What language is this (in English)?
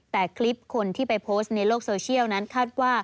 Thai